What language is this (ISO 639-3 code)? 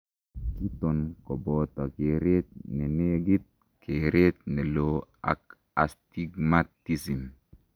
kln